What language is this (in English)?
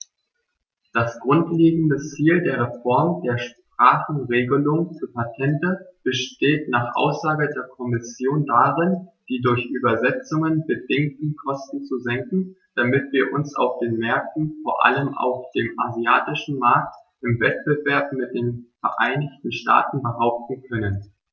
German